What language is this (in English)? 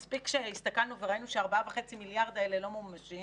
Hebrew